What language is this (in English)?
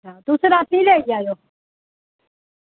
Dogri